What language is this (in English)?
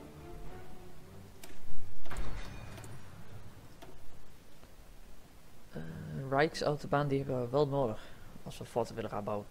Dutch